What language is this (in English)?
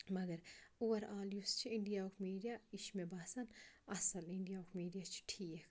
Kashmiri